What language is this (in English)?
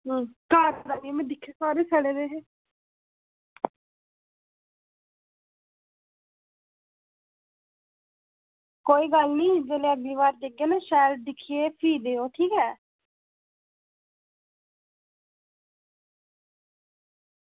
Dogri